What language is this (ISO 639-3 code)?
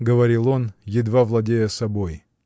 rus